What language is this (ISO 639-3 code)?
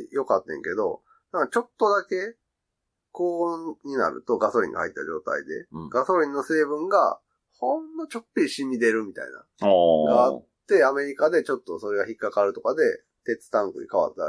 jpn